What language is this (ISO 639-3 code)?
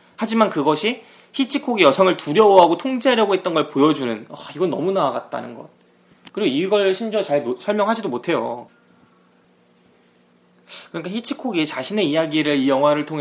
kor